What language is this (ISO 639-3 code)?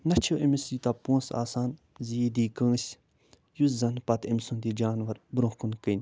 kas